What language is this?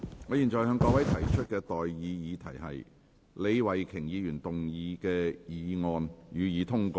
Cantonese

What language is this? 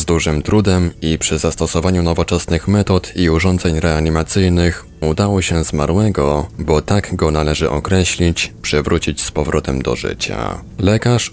Polish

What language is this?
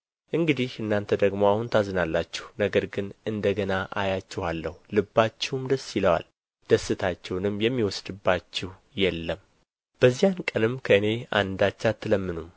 Amharic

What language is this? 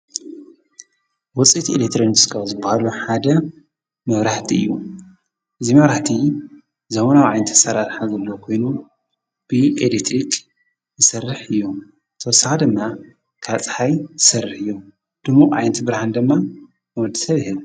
Tigrinya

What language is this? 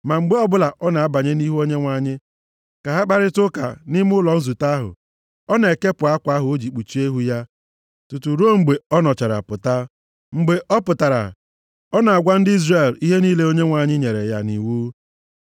Igbo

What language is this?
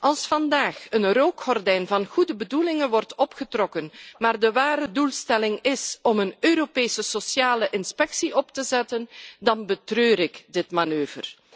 Dutch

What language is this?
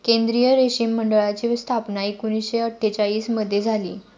Marathi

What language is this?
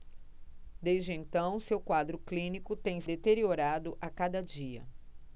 Portuguese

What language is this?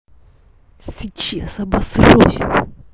Russian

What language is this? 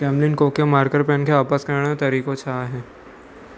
Sindhi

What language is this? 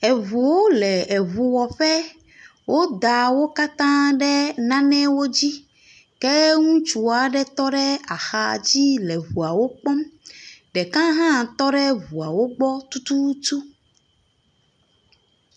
Ewe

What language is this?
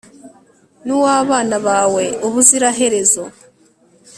Kinyarwanda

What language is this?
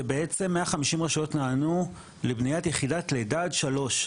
Hebrew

